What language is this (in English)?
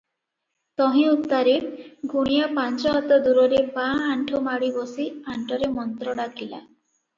Odia